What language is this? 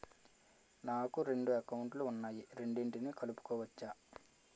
Telugu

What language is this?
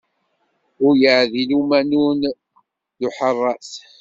Kabyle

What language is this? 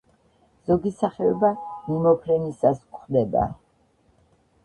Georgian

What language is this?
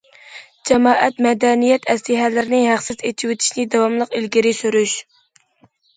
Uyghur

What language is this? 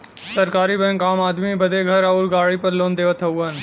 Bhojpuri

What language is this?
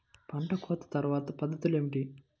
Telugu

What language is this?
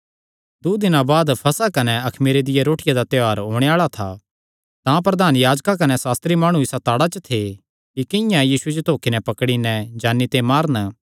Kangri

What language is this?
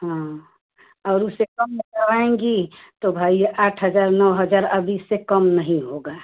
Hindi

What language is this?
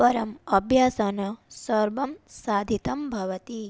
Sanskrit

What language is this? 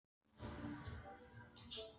Icelandic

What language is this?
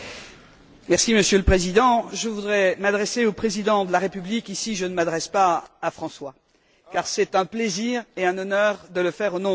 French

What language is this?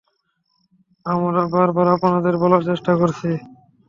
Bangla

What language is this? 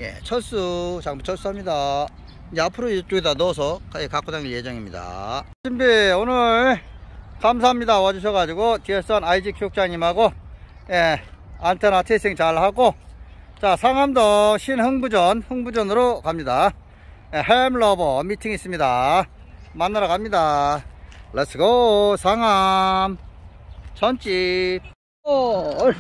Korean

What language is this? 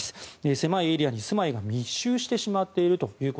Japanese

